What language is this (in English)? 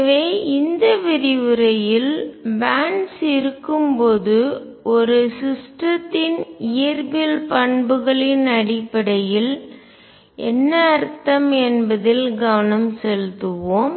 Tamil